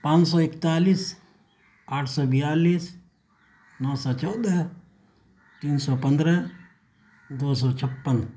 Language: Urdu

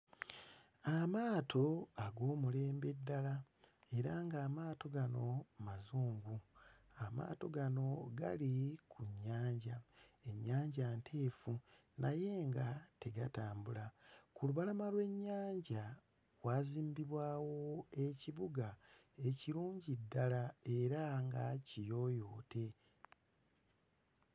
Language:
Ganda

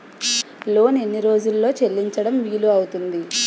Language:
Telugu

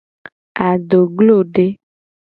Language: Gen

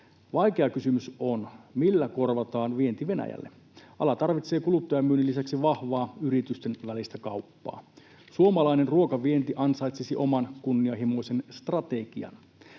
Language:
Finnish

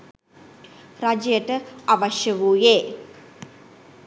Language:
Sinhala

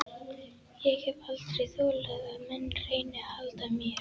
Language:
Icelandic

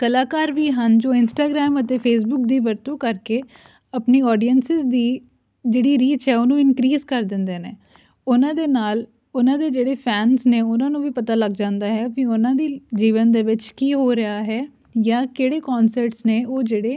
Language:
Punjabi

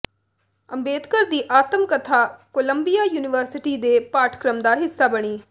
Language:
Punjabi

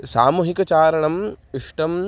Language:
Sanskrit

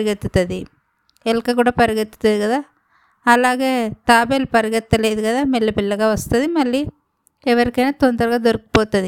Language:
Telugu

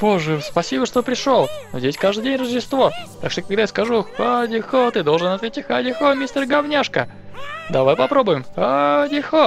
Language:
Russian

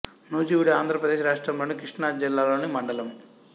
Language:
Telugu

